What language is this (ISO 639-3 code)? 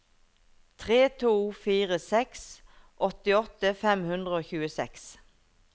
nor